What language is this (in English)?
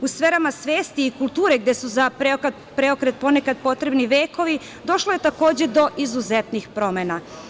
Serbian